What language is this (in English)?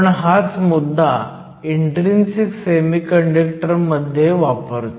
Marathi